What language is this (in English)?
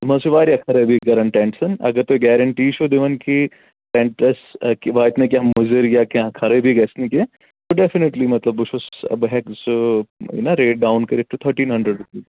Kashmiri